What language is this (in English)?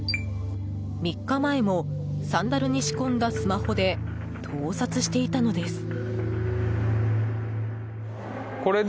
Japanese